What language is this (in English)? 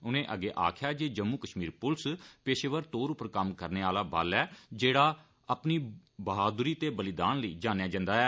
Dogri